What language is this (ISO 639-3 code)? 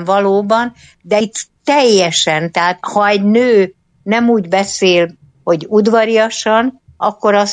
hun